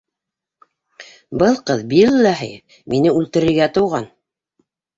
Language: Bashkir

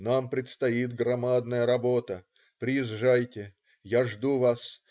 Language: Russian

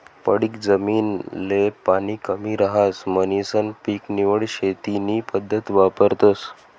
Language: Marathi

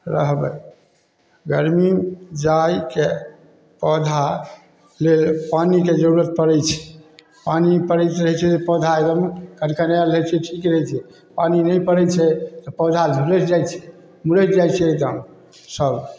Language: Maithili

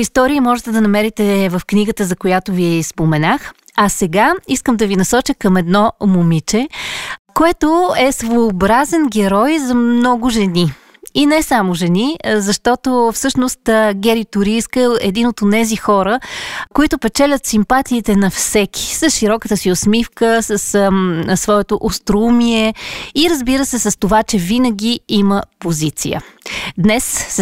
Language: Bulgarian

